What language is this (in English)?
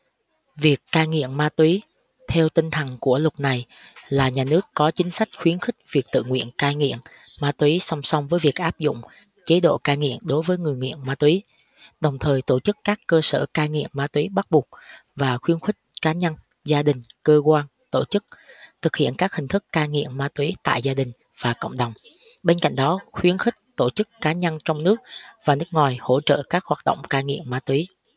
Vietnamese